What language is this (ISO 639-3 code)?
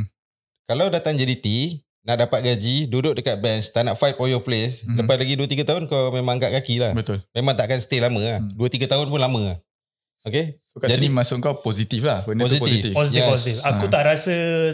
msa